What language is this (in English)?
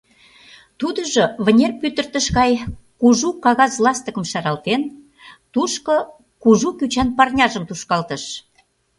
Mari